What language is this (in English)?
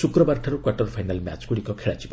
Odia